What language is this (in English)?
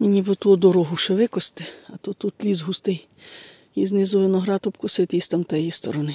Ukrainian